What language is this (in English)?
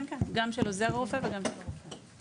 Hebrew